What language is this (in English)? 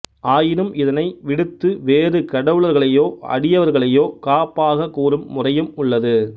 Tamil